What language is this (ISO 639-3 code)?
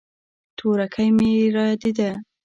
pus